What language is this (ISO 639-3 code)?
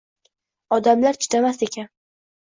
uzb